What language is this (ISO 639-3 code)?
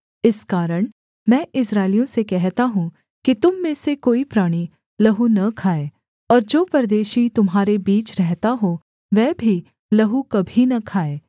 hin